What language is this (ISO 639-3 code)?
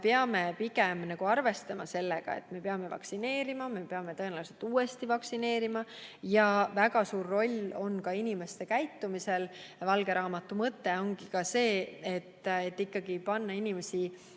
est